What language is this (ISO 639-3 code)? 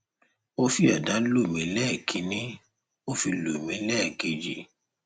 yor